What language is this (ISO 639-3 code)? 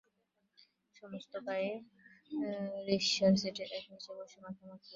ben